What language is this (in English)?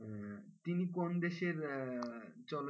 Bangla